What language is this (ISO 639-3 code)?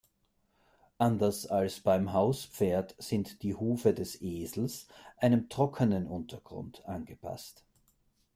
deu